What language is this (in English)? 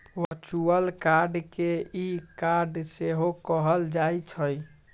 Magahi